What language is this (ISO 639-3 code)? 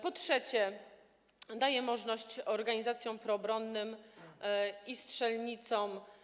pol